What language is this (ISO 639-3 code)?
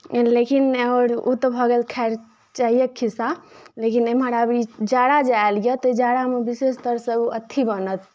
mai